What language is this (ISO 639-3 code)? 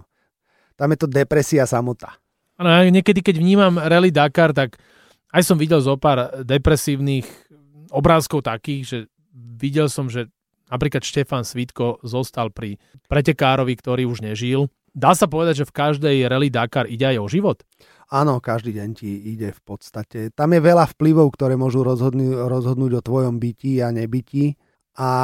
slk